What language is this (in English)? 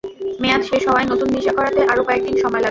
Bangla